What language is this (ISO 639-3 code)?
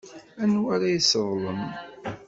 kab